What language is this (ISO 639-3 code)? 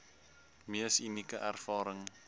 afr